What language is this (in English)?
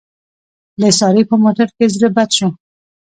Pashto